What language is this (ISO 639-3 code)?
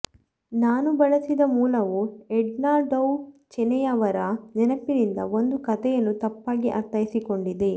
kan